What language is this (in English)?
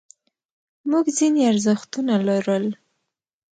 Pashto